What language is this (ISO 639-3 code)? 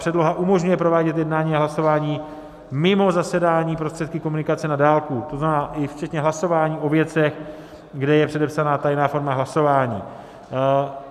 ces